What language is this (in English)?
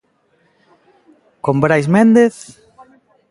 Galician